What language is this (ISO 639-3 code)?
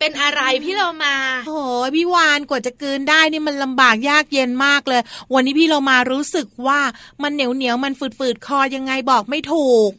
tha